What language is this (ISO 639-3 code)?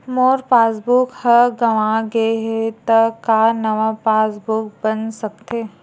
hne